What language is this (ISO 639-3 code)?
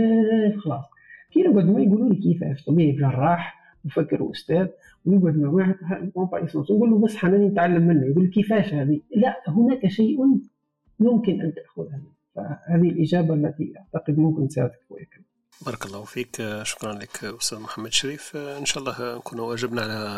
ara